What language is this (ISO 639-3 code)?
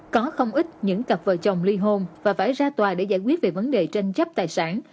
vie